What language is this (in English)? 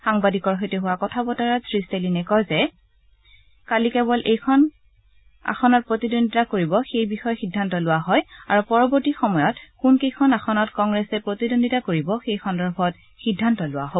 Assamese